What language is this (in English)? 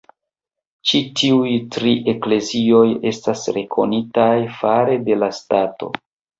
Esperanto